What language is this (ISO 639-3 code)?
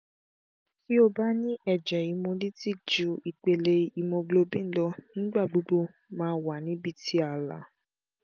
yor